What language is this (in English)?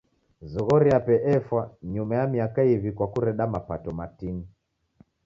Taita